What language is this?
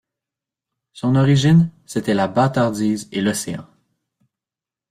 French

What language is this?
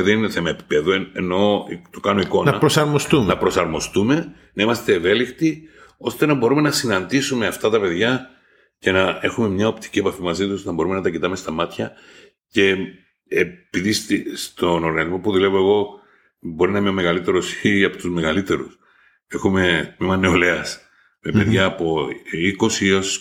Greek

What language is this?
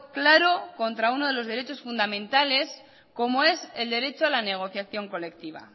Spanish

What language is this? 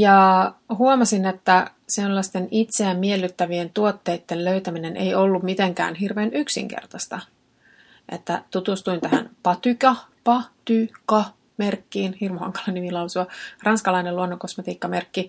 Finnish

